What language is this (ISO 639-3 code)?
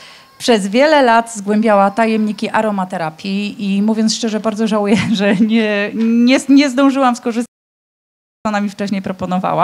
pol